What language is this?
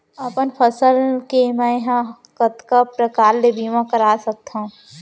Chhattisgarhi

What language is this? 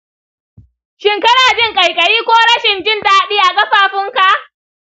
Hausa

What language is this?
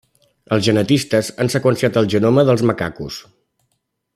Catalan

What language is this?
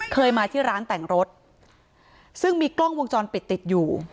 Thai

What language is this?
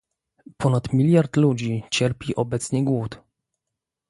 Polish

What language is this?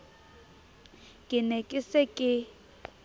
Southern Sotho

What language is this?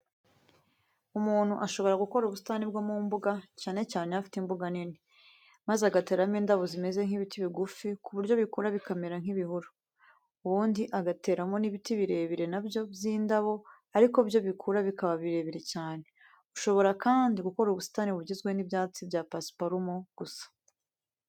Kinyarwanda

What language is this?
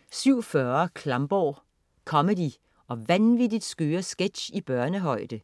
Danish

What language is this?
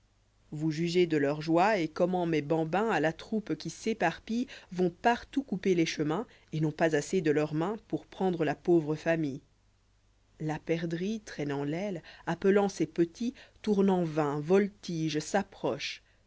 French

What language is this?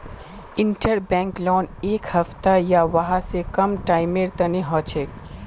Magahi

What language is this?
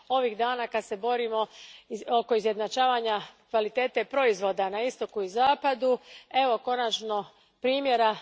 Croatian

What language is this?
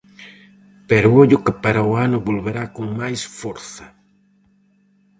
Galician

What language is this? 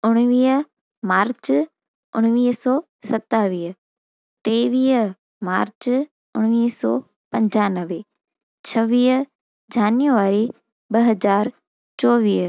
Sindhi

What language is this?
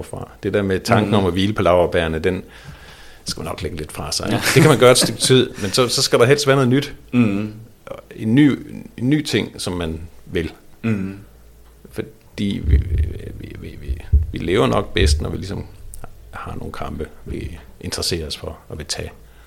Danish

